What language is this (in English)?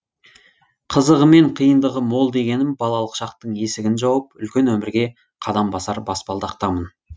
Kazakh